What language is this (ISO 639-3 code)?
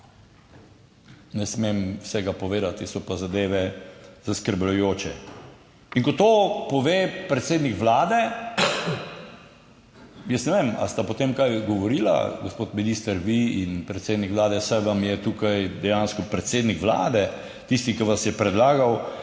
slv